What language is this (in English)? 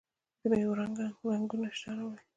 Pashto